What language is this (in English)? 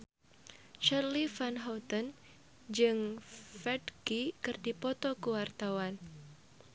Sundanese